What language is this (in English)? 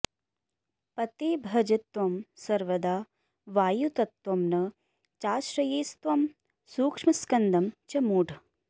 Sanskrit